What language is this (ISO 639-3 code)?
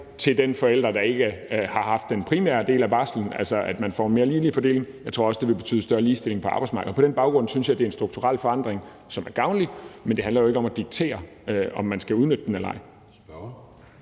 dan